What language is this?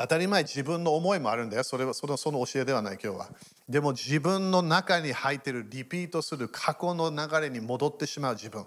Japanese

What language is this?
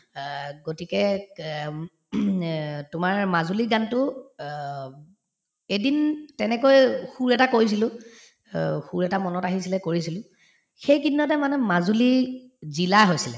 Assamese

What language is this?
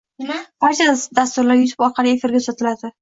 Uzbek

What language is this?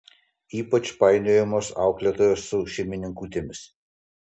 Lithuanian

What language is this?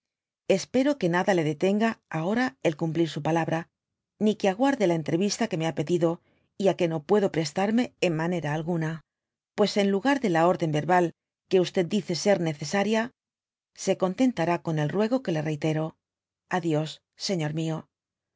Spanish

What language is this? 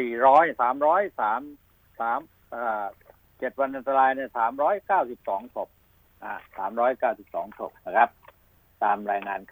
Thai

